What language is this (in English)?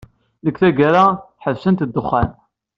Kabyle